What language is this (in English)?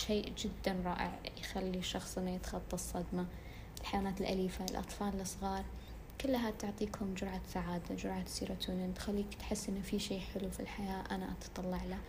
Arabic